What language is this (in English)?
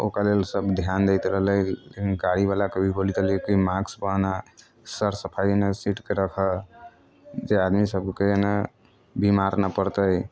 Maithili